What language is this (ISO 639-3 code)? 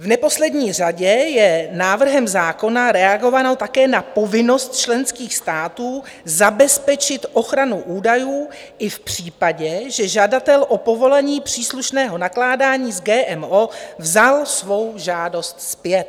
ces